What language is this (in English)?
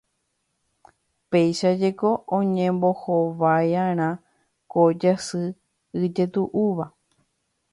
Guarani